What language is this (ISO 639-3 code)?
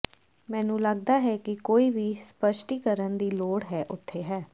pan